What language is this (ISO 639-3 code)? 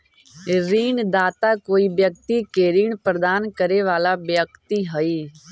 mag